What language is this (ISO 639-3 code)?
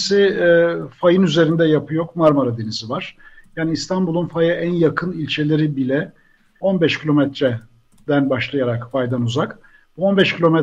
tur